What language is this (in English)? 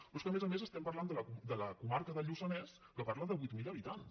Catalan